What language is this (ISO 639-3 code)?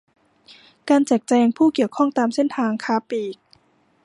tha